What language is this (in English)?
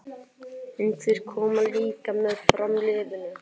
Icelandic